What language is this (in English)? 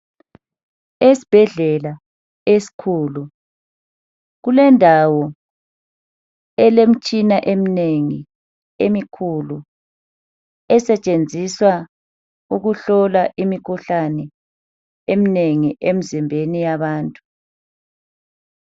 North Ndebele